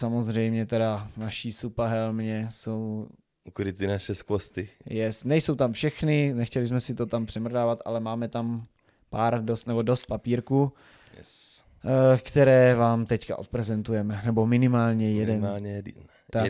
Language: Czech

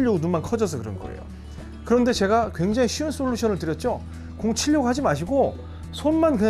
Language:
Korean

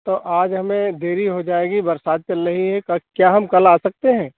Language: Hindi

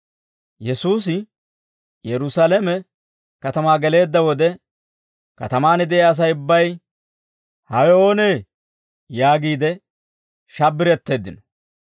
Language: Dawro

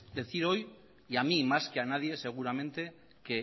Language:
Spanish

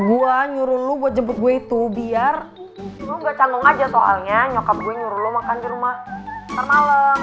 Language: Indonesian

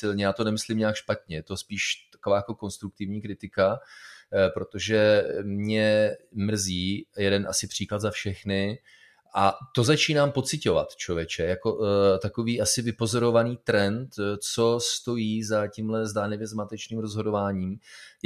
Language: Czech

